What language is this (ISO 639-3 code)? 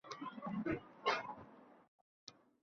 uzb